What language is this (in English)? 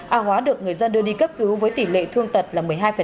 Vietnamese